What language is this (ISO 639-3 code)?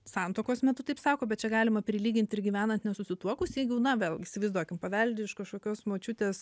lit